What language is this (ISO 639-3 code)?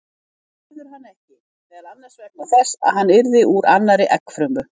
isl